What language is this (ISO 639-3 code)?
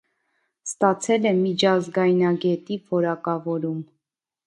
hye